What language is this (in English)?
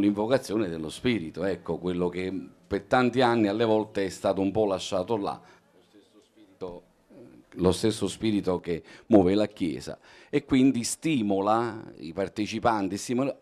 Italian